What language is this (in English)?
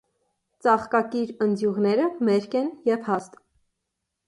Armenian